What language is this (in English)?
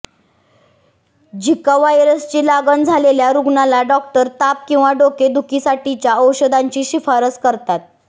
Marathi